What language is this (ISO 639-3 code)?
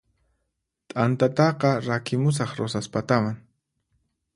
qxp